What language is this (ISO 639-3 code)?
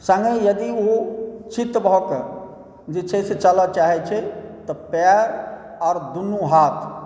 mai